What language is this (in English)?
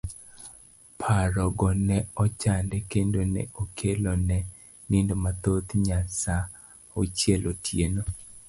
Luo (Kenya and Tanzania)